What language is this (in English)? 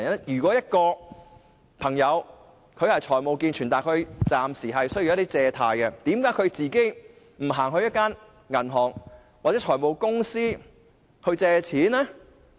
Cantonese